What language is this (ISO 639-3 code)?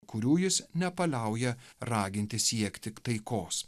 lit